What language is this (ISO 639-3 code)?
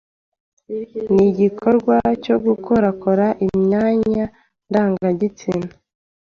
kin